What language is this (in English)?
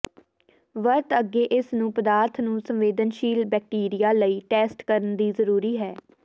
Punjabi